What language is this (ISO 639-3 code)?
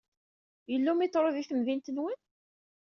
kab